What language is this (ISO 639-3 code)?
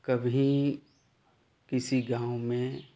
hin